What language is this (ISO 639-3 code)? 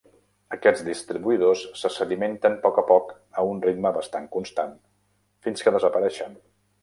cat